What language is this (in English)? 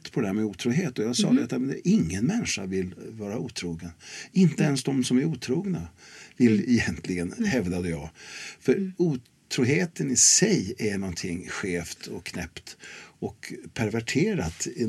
Swedish